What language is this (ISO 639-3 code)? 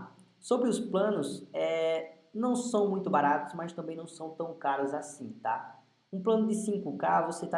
por